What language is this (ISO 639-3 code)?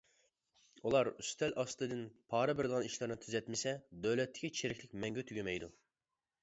uig